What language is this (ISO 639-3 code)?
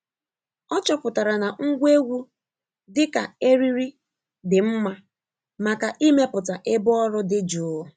ibo